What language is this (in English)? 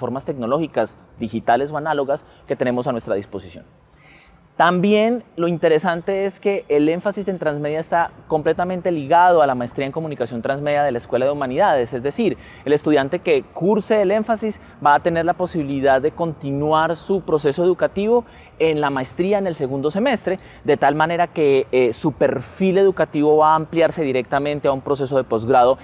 Spanish